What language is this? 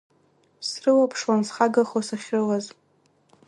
Abkhazian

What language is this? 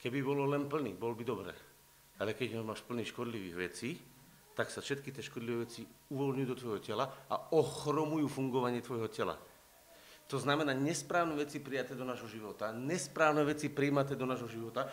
Slovak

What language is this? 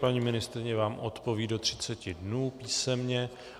Czech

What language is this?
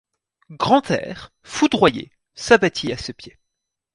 French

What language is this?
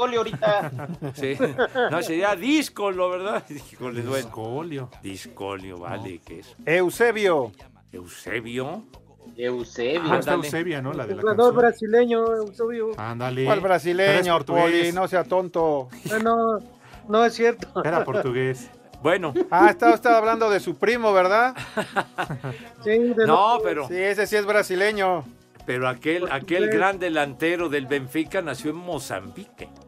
Spanish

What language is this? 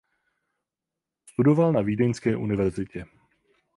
Czech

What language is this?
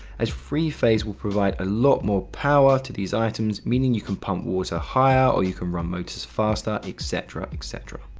English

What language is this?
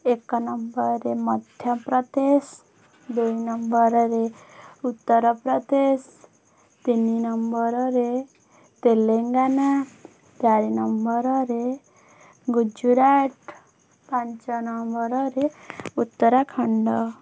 Odia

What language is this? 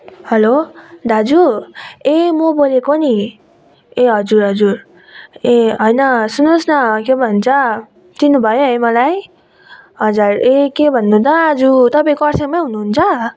Nepali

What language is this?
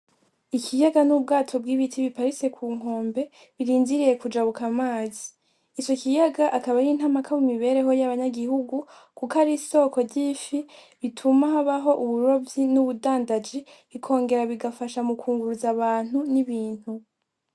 Rundi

